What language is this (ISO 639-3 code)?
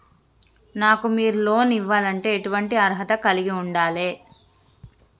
tel